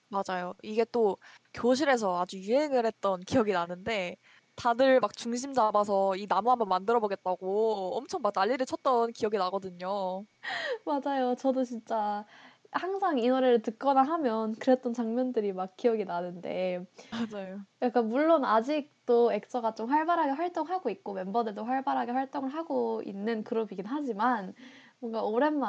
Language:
Korean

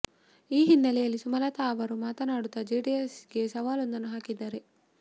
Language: Kannada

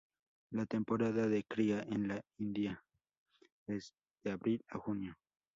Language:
Spanish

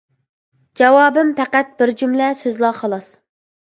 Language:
Uyghur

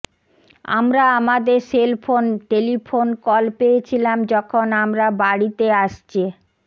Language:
Bangla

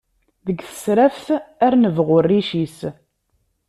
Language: Kabyle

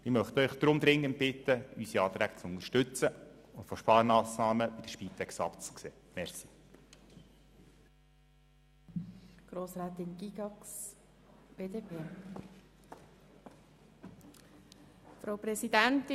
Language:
Swiss German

